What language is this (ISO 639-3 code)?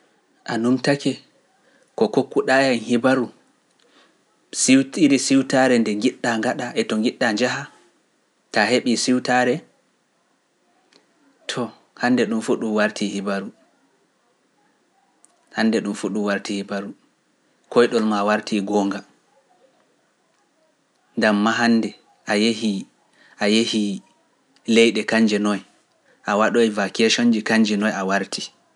fuf